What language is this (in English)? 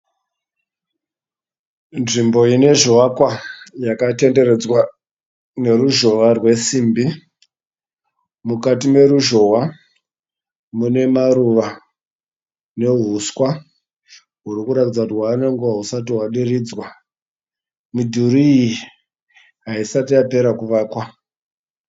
Shona